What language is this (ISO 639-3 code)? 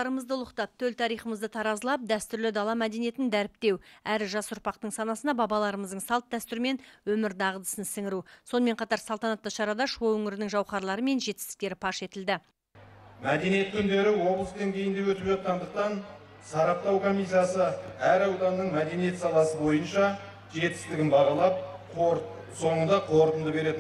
tur